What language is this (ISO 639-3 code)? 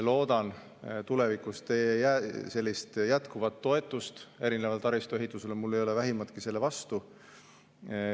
est